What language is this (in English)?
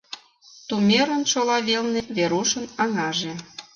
Mari